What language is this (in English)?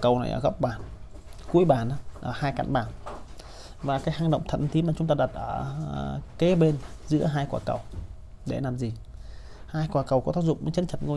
Vietnamese